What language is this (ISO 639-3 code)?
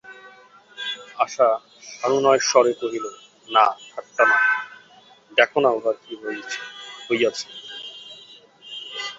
ben